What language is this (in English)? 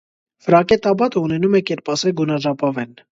Armenian